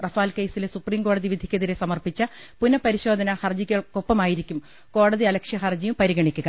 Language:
Malayalam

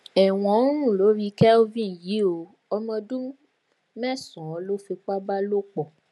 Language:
Yoruba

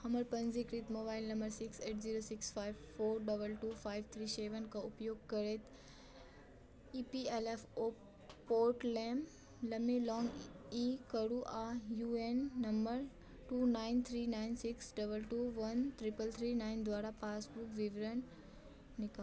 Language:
Maithili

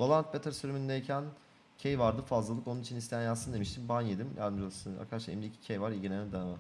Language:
Turkish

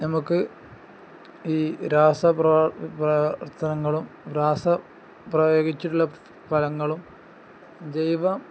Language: Malayalam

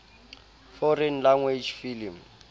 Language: Southern Sotho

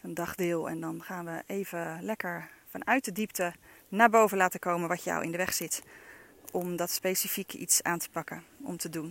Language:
Dutch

